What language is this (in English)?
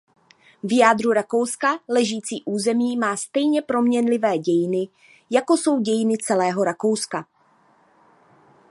Czech